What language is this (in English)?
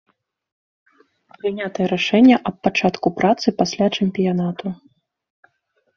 Belarusian